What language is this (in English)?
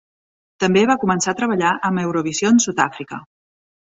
Catalan